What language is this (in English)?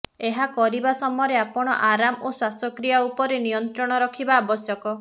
Odia